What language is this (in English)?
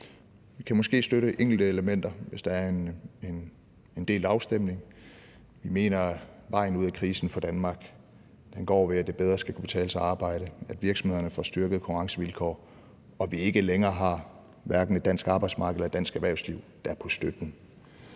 Danish